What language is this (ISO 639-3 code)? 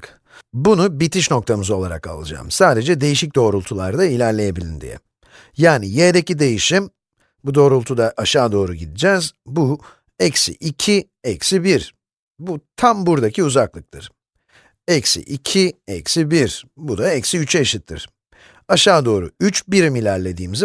tur